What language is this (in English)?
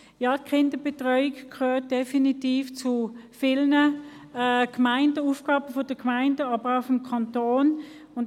Swiss German